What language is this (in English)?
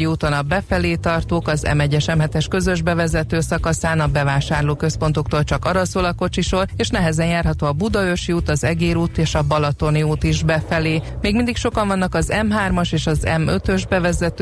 Hungarian